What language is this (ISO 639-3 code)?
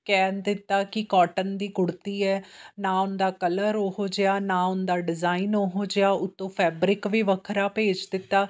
pan